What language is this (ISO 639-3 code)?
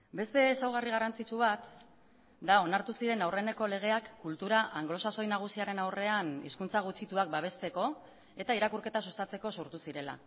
eus